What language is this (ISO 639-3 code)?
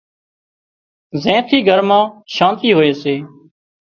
kxp